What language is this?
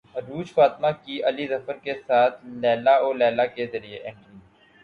Urdu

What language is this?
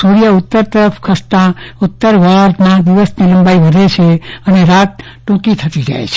Gujarati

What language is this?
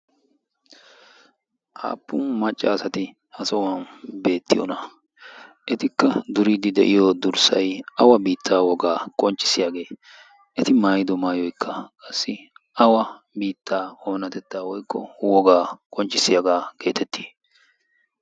Wolaytta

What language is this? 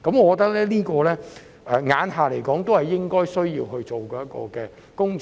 Cantonese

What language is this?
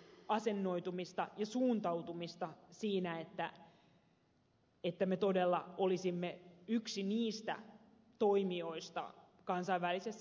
Finnish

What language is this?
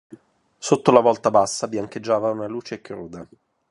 Italian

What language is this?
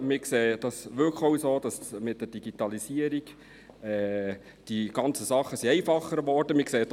Swiss German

